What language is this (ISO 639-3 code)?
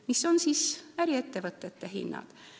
est